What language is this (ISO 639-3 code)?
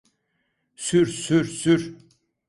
tur